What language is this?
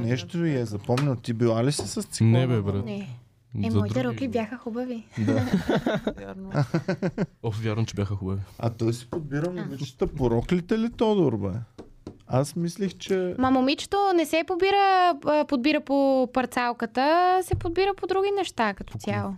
Bulgarian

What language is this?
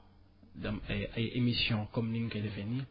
Wolof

